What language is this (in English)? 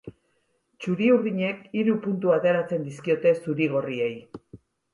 Basque